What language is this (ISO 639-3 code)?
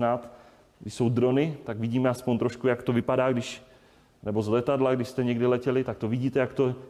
ces